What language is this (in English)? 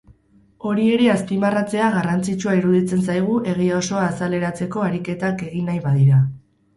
Basque